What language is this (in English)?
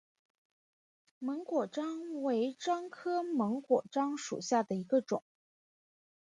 Chinese